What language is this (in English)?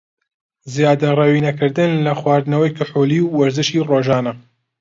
Central Kurdish